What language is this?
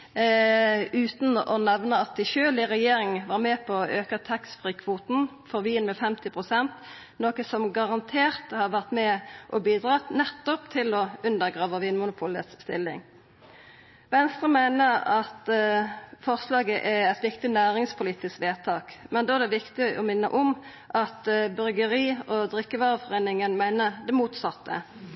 Norwegian Nynorsk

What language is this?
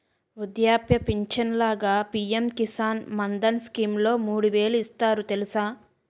Telugu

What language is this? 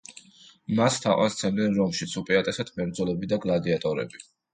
Georgian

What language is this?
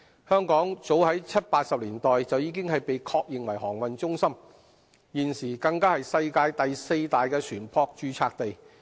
Cantonese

